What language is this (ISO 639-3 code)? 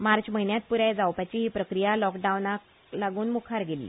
kok